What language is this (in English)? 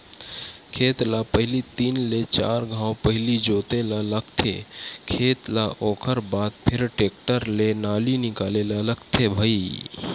Chhattisgarhi